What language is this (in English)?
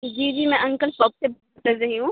Urdu